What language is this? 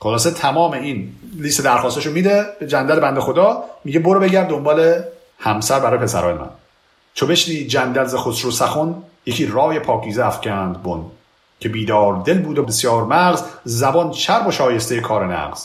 Persian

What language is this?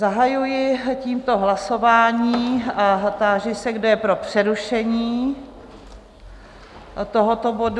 Czech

